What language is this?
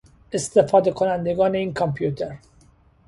Persian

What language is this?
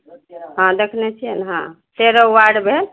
Maithili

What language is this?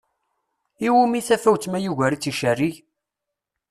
Kabyle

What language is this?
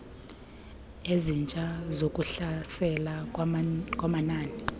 Xhosa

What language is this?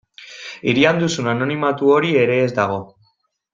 Basque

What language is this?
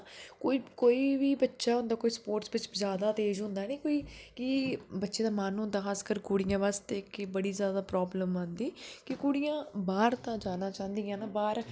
Dogri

